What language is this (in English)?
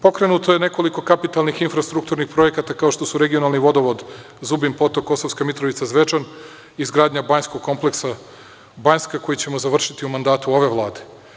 Serbian